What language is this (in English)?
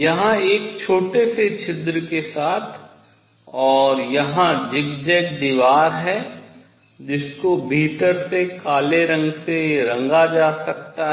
Hindi